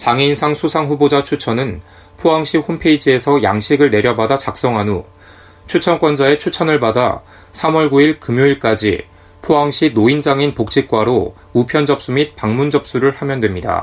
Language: Korean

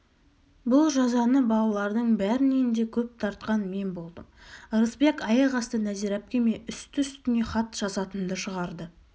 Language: Kazakh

